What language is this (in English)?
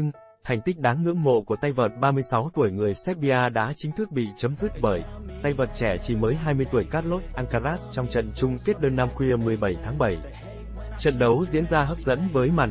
Vietnamese